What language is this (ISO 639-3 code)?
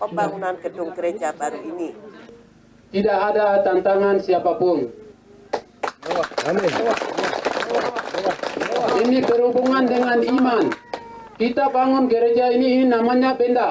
ind